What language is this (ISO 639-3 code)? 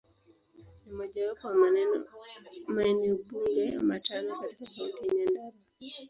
swa